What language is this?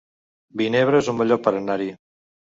Catalan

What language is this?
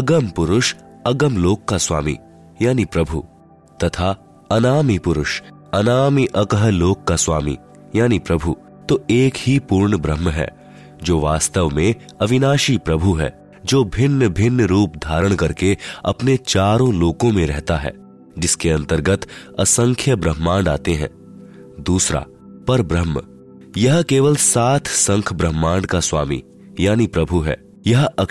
Hindi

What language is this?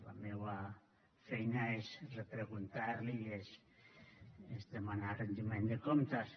Catalan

